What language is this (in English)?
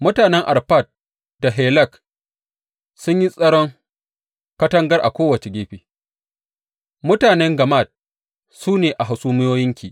Hausa